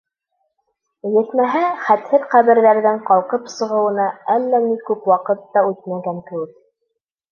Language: Bashkir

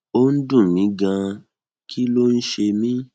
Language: Yoruba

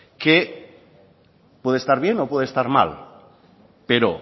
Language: Spanish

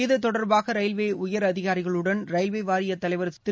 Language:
Tamil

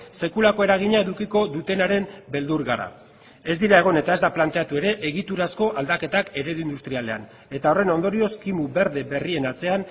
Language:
Basque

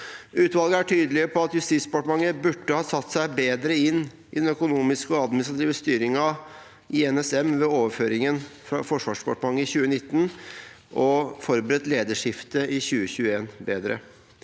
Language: Norwegian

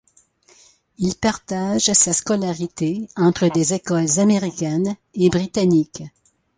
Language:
French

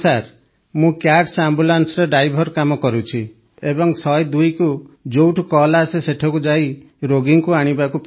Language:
Odia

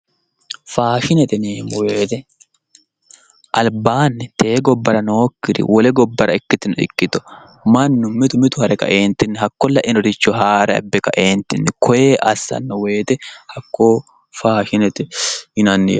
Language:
Sidamo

